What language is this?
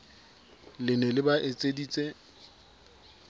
Southern Sotho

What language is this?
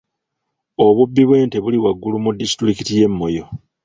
Ganda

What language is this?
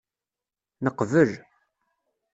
Kabyle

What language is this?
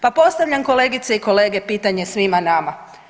Croatian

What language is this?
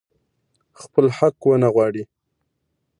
Pashto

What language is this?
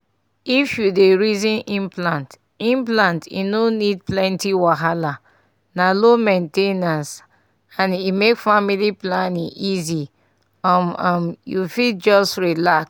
Nigerian Pidgin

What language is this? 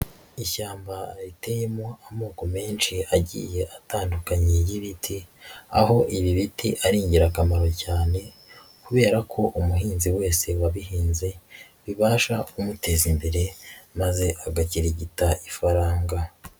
Kinyarwanda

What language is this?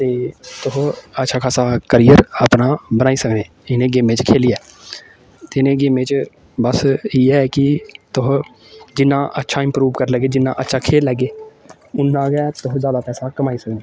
Dogri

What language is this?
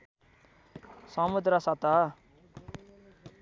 Nepali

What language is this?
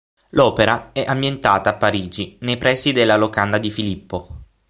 Italian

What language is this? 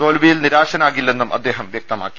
Malayalam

